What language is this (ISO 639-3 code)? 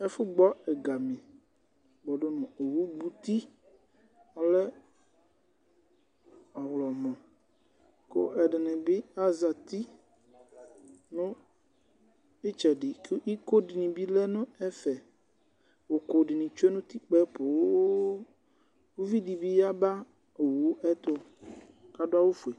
kpo